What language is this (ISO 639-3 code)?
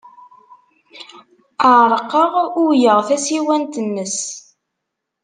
kab